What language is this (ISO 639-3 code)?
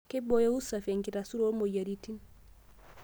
mas